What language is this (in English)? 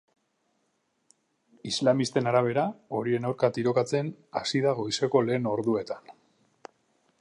Basque